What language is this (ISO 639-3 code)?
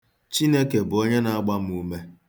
ibo